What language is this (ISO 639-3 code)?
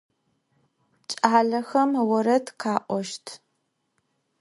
ady